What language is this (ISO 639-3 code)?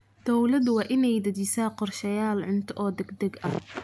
som